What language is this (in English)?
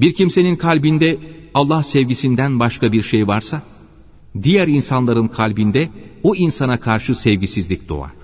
Turkish